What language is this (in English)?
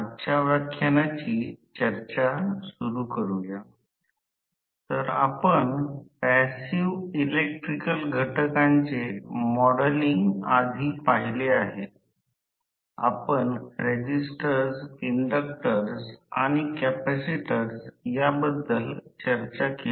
Marathi